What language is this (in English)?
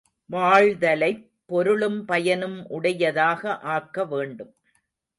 Tamil